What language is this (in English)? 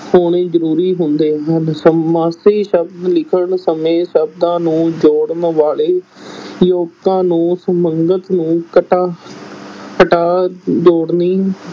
Punjabi